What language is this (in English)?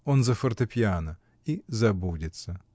Russian